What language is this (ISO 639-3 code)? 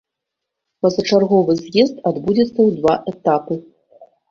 bel